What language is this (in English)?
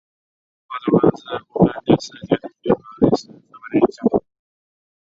Chinese